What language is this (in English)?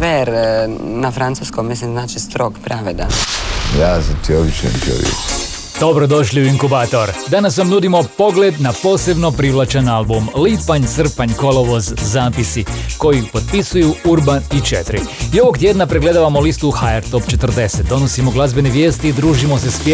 Croatian